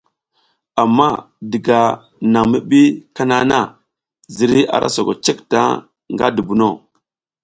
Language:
South Giziga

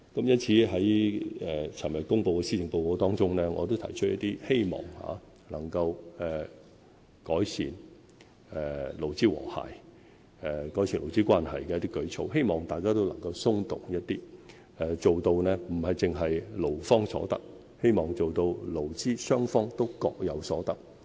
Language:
Cantonese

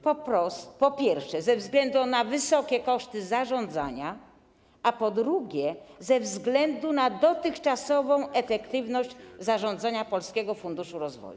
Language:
Polish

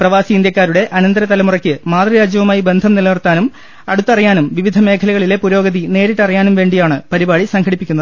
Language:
Malayalam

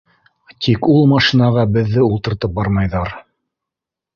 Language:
Bashkir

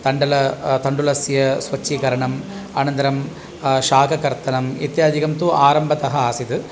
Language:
Sanskrit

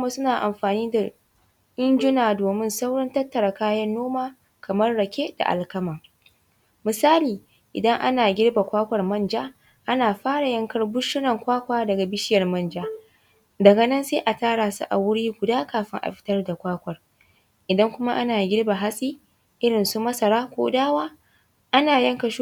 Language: Hausa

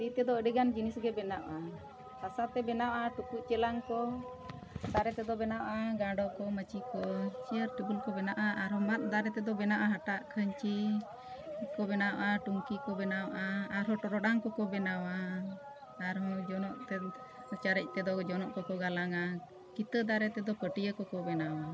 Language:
Santali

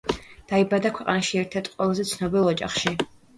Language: Georgian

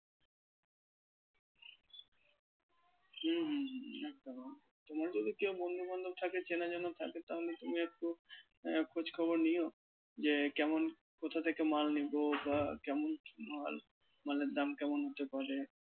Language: Bangla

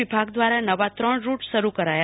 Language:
Gujarati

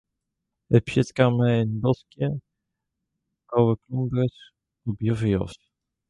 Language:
Western Frisian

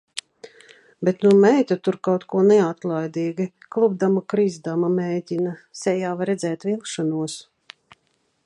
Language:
Latvian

